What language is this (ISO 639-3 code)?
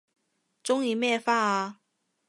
yue